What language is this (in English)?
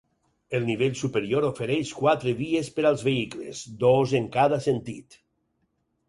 Catalan